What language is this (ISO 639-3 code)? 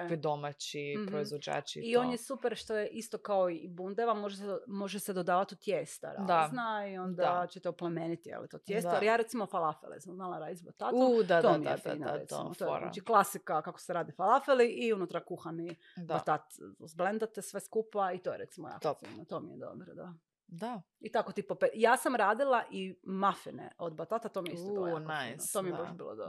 hrv